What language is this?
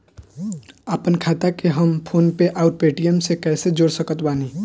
Bhojpuri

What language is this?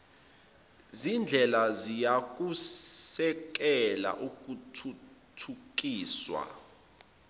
Zulu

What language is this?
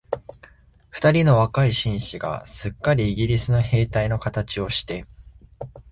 Japanese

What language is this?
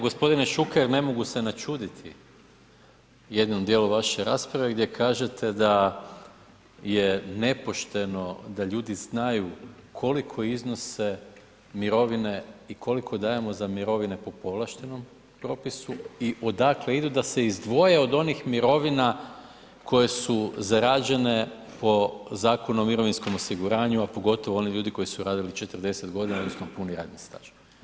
Croatian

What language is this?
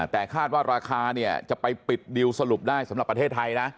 Thai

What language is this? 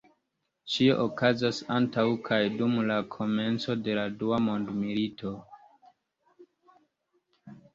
Esperanto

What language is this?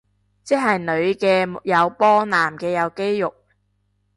Cantonese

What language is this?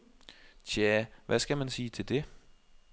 Danish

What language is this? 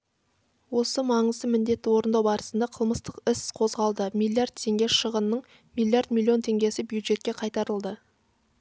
Kazakh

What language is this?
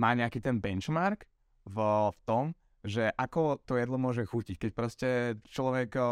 Slovak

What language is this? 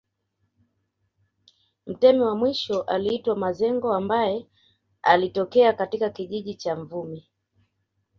Swahili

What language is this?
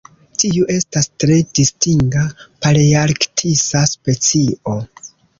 Esperanto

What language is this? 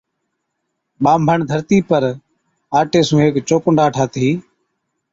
Od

